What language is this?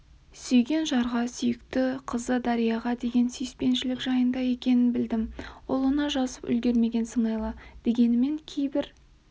Kazakh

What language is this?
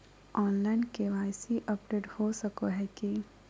Magahi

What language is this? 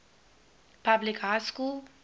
English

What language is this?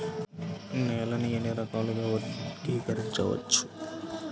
Telugu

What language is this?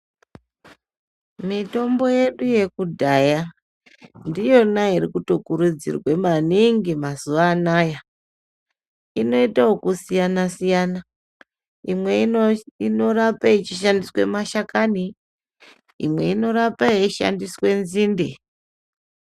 Ndau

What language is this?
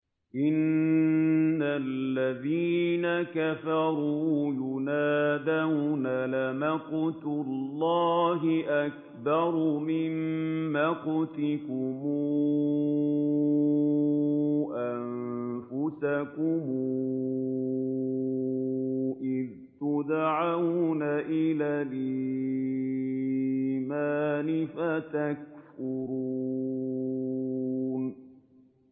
Arabic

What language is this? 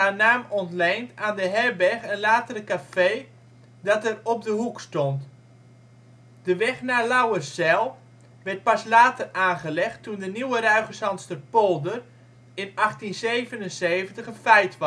Dutch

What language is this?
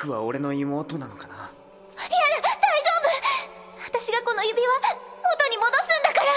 Japanese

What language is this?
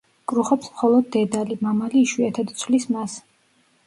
Georgian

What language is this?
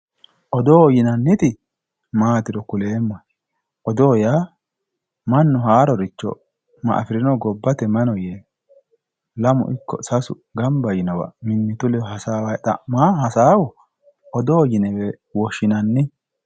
Sidamo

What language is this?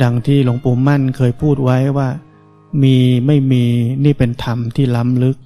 Thai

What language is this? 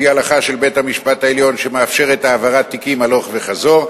Hebrew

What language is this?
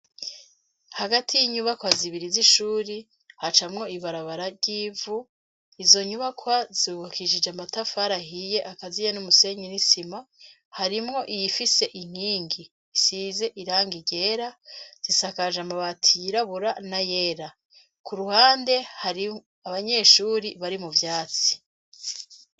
Rundi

